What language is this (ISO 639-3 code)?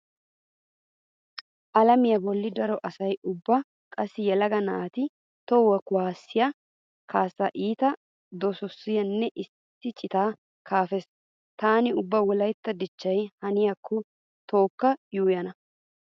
wal